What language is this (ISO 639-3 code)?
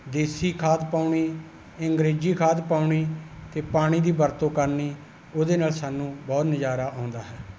pan